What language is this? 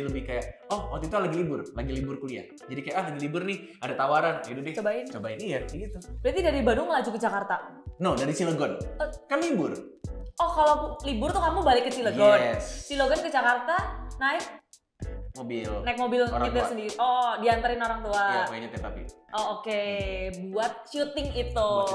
Indonesian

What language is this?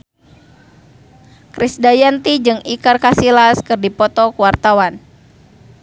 Sundanese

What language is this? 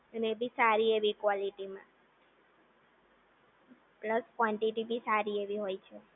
Gujarati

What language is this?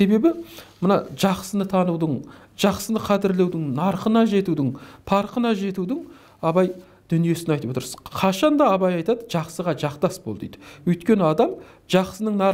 Turkish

